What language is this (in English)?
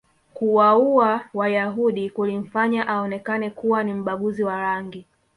Swahili